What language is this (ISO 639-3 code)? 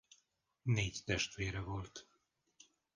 hun